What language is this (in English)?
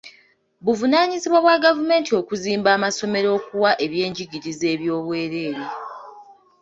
Ganda